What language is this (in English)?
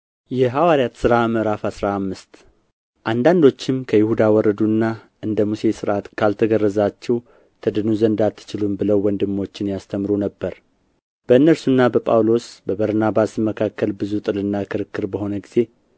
Amharic